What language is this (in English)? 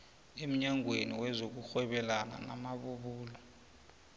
South Ndebele